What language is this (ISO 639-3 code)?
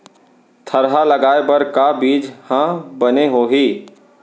hne